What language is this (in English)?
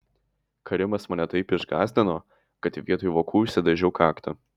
Lithuanian